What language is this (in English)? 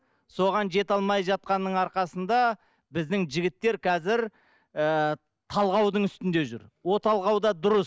Kazakh